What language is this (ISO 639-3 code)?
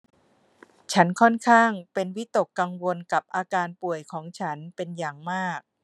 tha